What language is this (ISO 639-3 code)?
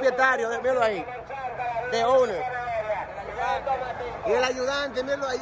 spa